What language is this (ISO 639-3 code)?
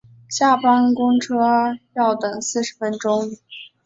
zho